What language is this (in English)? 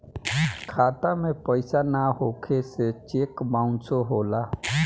Bhojpuri